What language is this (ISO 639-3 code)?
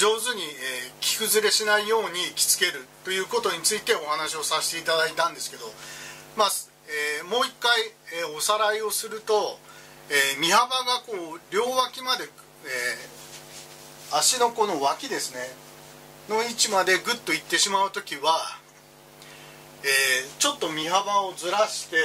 jpn